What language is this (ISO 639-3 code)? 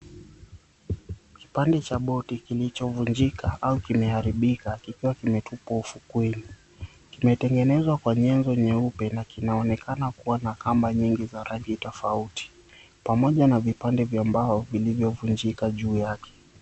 swa